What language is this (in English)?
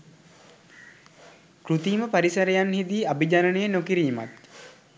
Sinhala